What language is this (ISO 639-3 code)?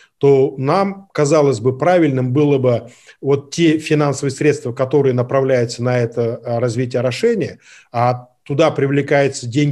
rus